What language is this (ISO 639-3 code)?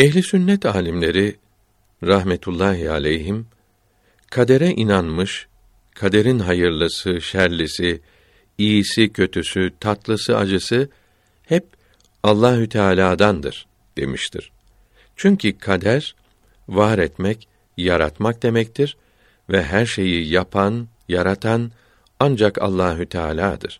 tur